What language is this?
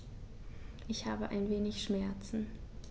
German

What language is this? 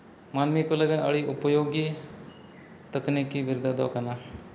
Santali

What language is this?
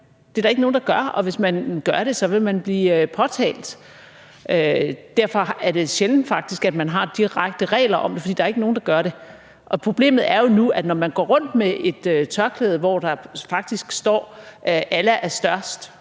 Danish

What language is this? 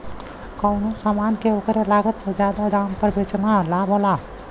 Bhojpuri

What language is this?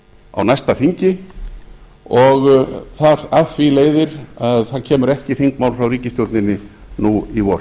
Icelandic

